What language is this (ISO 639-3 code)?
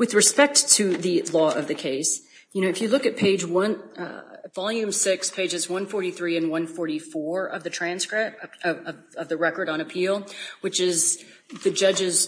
eng